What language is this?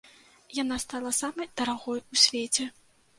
Belarusian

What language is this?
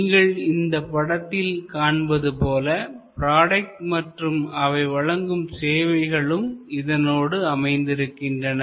Tamil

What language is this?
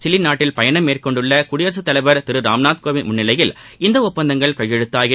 Tamil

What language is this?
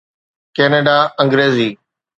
Sindhi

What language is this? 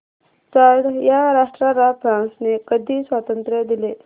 Marathi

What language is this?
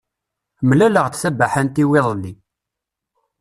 Kabyle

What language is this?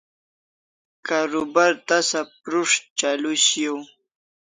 Kalasha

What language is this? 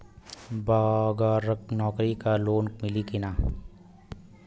Bhojpuri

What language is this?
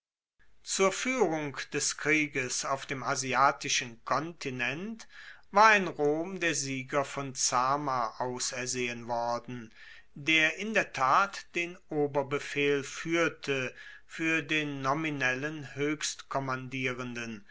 German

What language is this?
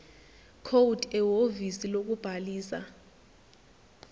Zulu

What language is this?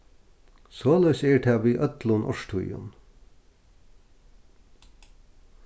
Faroese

